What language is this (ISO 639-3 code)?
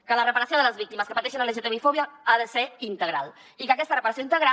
cat